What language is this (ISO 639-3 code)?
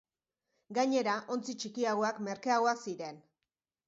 eus